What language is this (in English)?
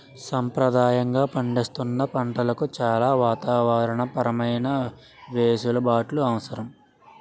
Telugu